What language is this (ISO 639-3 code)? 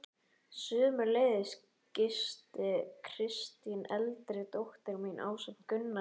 isl